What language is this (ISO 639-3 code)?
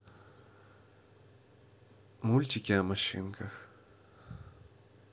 rus